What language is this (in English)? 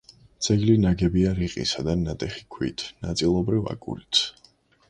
Georgian